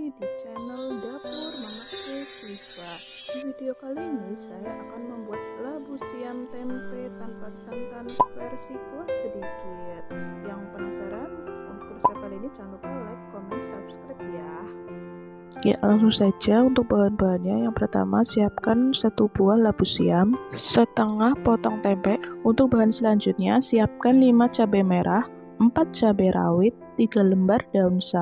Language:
Indonesian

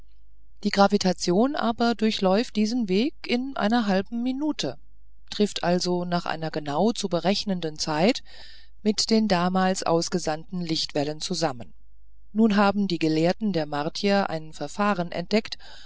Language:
German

